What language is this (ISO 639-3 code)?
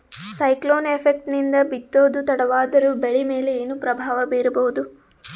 kan